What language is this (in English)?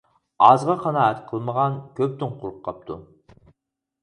Uyghur